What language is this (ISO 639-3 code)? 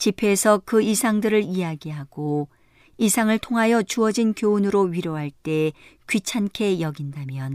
kor